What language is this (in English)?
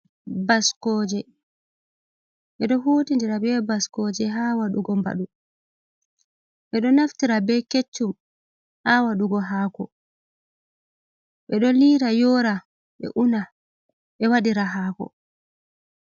Fula